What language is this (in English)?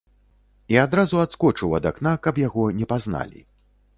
Belarusian